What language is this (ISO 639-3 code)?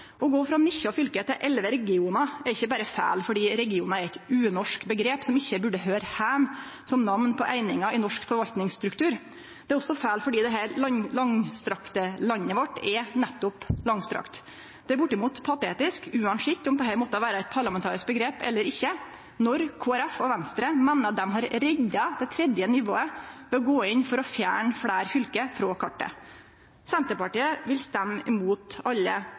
nno